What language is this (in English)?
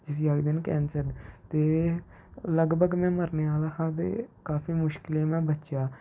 Dogri